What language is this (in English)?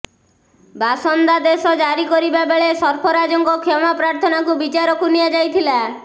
Odia